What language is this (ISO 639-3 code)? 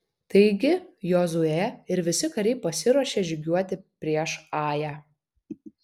lit